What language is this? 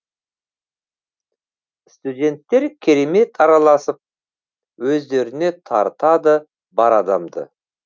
Kazakh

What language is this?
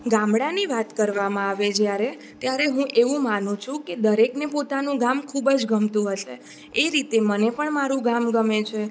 Gujarati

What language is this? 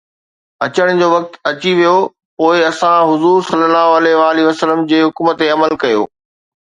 Sindhi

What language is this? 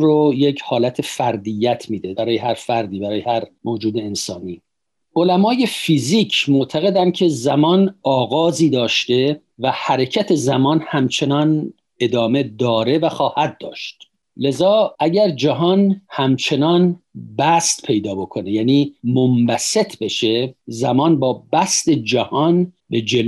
Persian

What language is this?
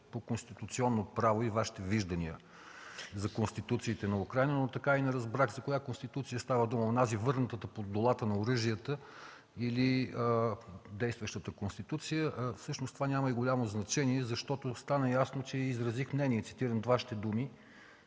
Bulgarian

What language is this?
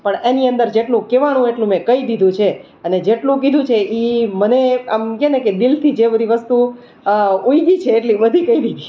Gujarati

